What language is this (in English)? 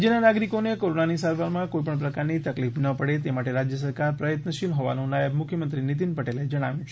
Gujarati